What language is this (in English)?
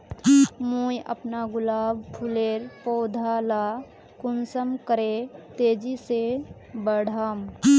Magahi